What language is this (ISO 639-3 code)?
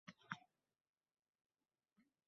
uzb